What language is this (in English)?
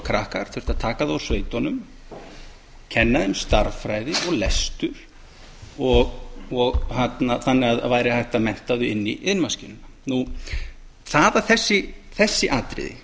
Icelandic